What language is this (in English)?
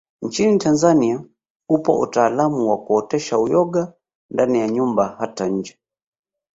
Swahili